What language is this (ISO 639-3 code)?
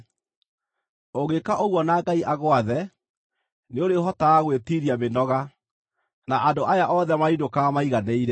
kik